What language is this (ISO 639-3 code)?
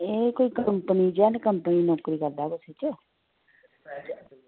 doi